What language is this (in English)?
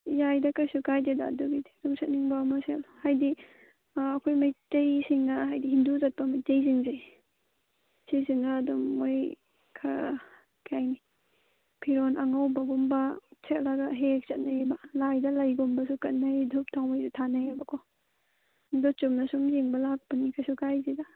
Manipuri